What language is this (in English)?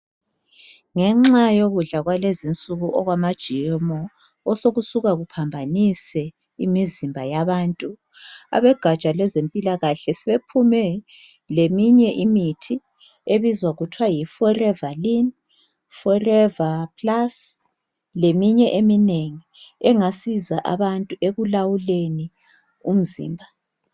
North Ndebele